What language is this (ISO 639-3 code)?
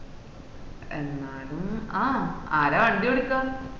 mal